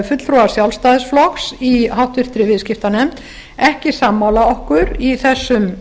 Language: Icelandic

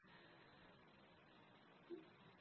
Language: Kannada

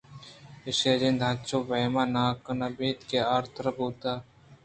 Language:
Eastern Balochi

